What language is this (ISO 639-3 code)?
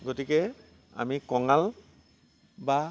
asm